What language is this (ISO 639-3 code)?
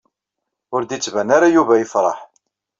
kab